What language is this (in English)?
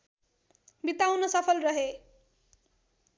Nepali